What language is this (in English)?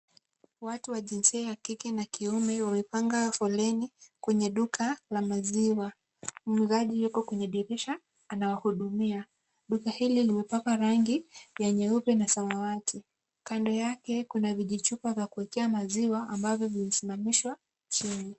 Swahili